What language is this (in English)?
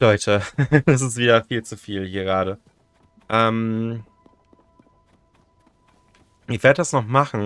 German